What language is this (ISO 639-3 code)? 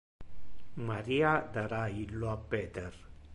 ina